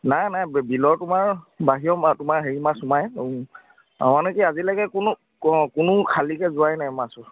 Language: Assamese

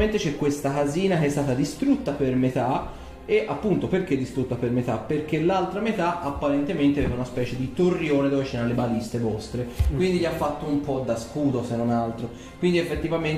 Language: Italian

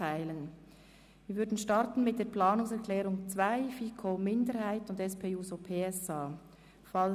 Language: Swiss German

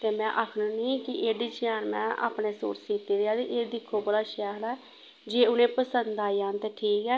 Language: Dogri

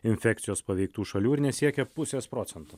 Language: Lithuanian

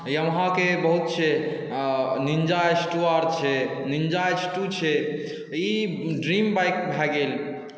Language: Maithili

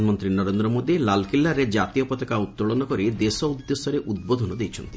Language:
Odia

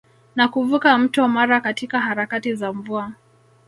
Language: Swahili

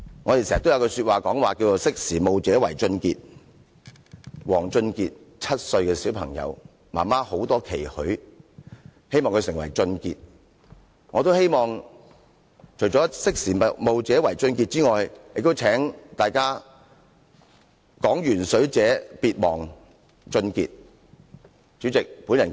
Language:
Cantonese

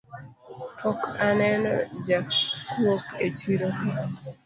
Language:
Luo (Kenya and Tanzania)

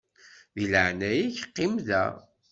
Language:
Kabyle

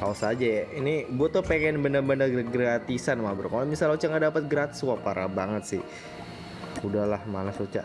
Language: Indonesian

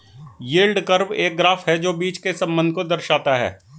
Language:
Hindi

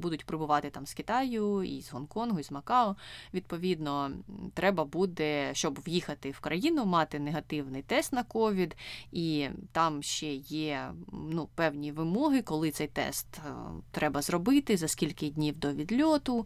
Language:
Ukrainian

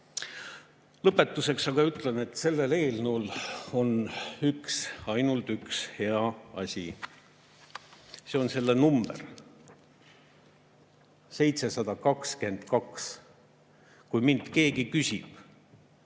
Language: Estonian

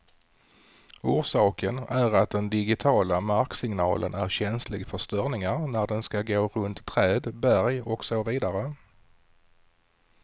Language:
Swedish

